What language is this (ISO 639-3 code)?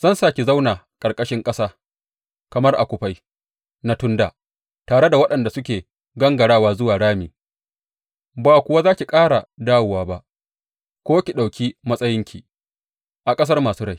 hau